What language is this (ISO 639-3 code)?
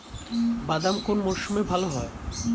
ben